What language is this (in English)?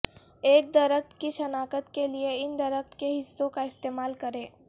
Urdu